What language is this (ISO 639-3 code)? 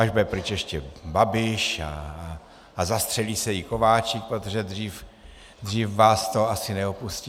ces